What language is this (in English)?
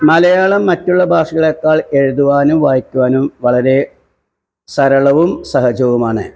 Malayalam